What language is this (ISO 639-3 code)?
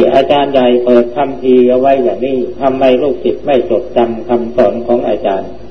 tha